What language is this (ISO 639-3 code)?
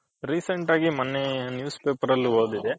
kan